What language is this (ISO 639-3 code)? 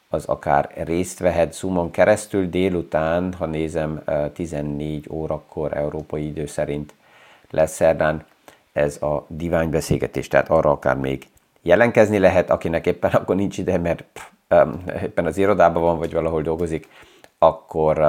hun